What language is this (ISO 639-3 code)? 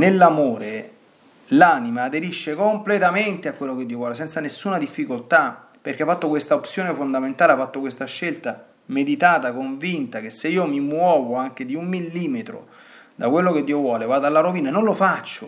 ita